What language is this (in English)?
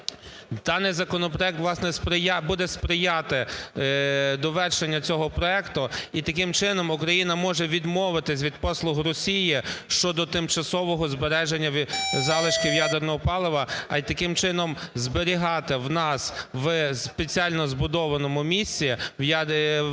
Ukrainian